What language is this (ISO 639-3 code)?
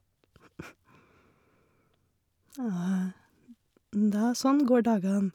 nor